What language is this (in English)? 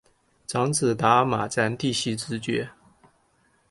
Chinese